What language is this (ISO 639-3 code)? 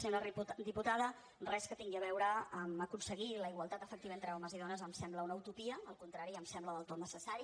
cat